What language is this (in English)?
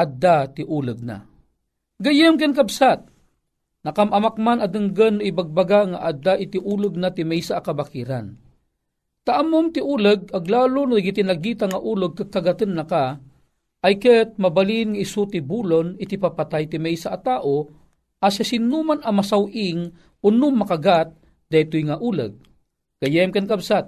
Filipino